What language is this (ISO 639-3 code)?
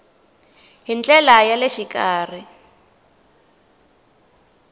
tso